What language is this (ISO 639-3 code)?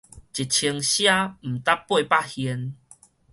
nan